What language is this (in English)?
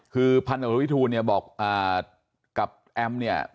Thai